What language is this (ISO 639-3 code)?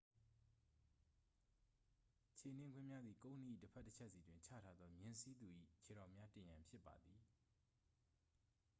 mya